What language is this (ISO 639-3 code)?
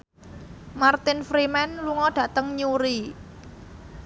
jav